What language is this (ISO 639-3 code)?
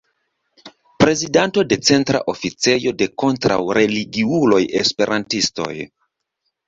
epo